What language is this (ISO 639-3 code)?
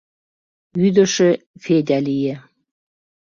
chm